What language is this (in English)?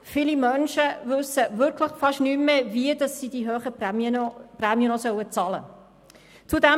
Swiss German